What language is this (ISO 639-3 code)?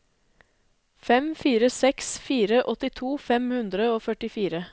nor